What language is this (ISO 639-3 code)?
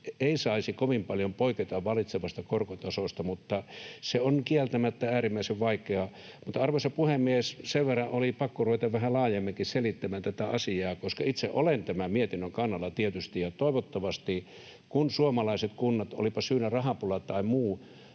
fin